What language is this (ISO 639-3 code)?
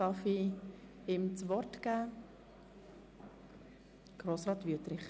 gsw